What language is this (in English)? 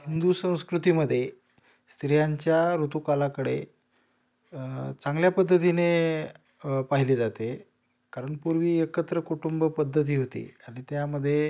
Marathi